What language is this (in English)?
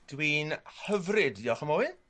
Welsh